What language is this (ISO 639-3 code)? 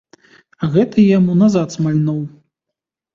bel